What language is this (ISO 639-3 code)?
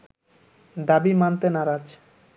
ben